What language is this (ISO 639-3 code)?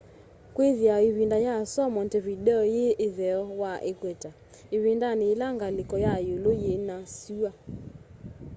kam